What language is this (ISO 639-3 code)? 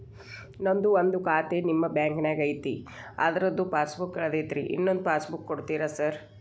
kan